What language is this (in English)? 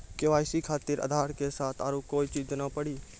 Maithili